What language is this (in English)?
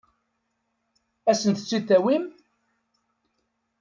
Kabyle